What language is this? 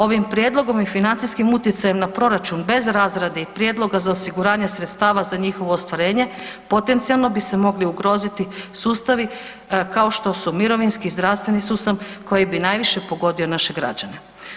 Croatian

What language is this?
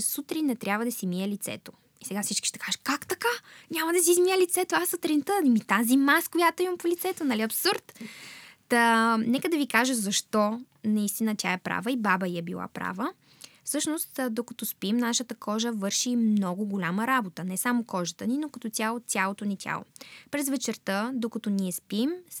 Bulgarian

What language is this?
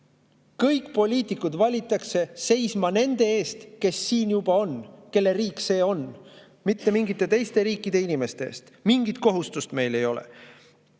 Estonian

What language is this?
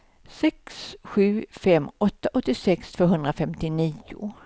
Swedish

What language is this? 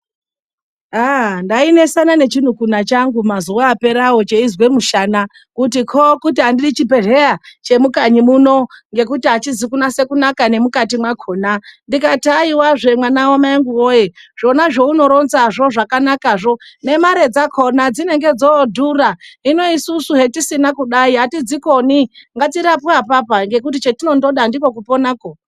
Ndau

